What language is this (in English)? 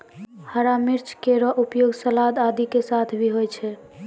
Maithili